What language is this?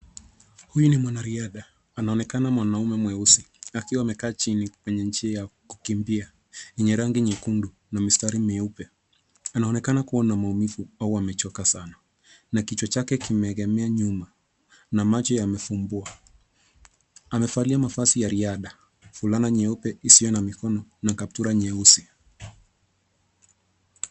Swahili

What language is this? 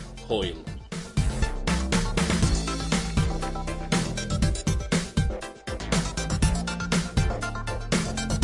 Welsh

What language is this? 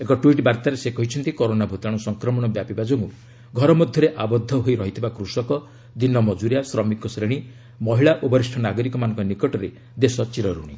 Odia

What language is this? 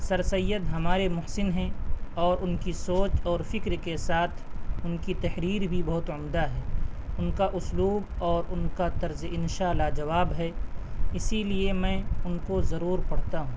Urdu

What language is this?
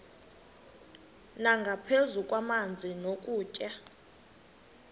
Xhosa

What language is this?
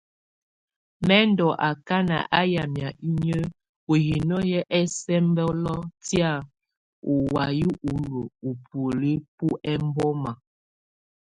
Tunen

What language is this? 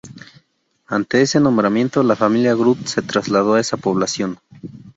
Spanish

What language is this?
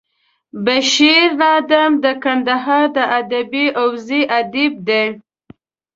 Pashto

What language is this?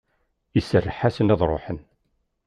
Kabyle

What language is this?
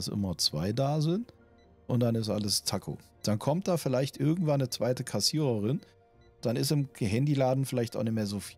German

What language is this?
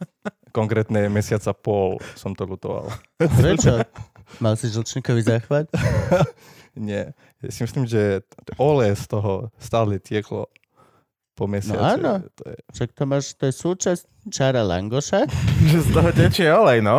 Slovak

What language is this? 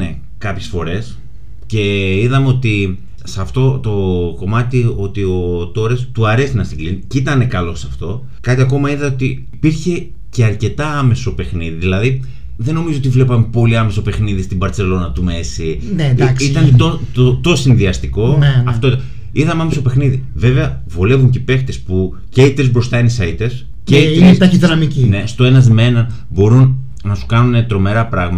Greek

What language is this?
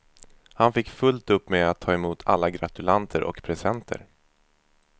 Swedish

